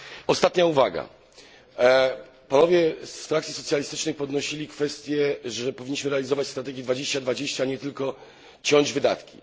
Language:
Polish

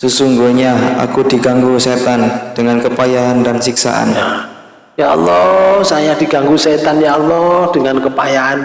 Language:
Indonesian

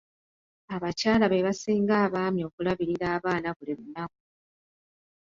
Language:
Ganda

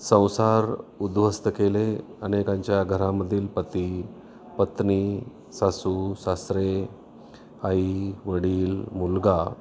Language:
Marathi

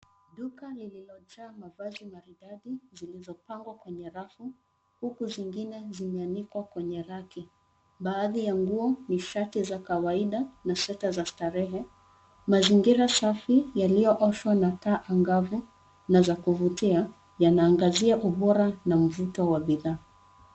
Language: Swahili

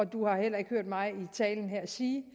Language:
Danish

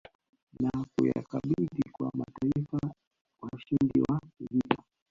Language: Swahili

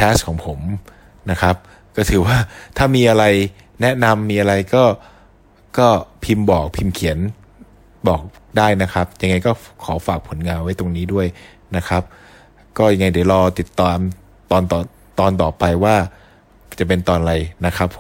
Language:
Thai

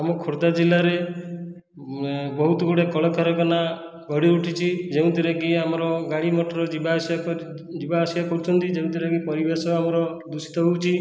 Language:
Odia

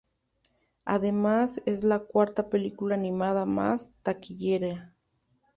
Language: Spanish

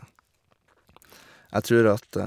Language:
Norwegian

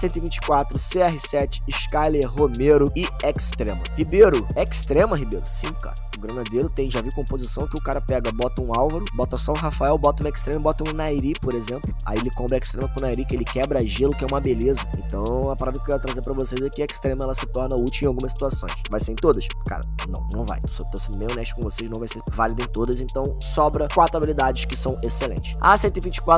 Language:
Portuguese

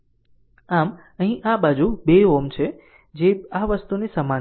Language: Gujarati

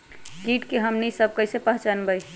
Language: Magahi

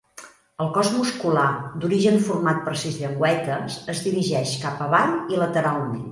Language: Catalan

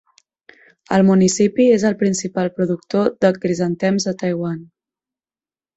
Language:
Catalan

